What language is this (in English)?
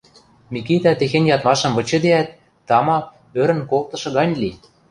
Western Mari